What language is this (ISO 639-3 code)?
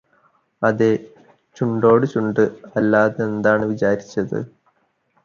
mal